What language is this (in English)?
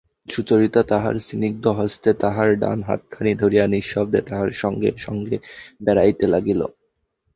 Bangla